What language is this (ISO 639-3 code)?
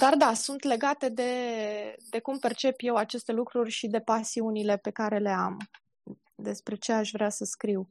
ron